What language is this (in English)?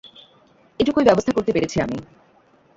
Bangla